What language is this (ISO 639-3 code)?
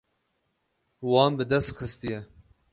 kur